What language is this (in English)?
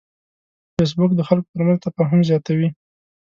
Pashto